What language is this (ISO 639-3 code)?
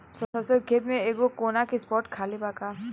bho